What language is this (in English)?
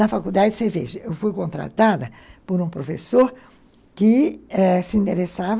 Portuguese